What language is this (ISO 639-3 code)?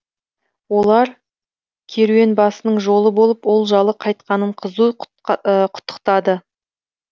kaz